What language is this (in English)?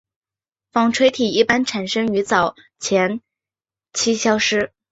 Chinese